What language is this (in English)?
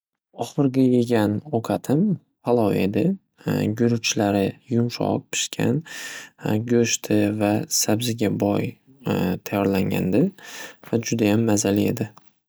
Uzbek